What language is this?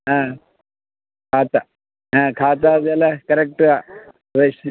Kannada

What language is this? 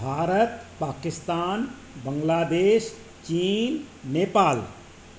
Sindhi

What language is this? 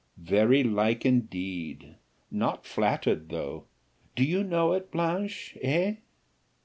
English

